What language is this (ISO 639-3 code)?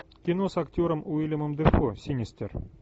rus